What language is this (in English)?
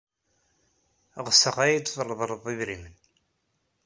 Kabyle